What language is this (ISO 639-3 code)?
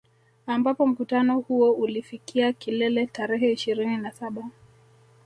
swa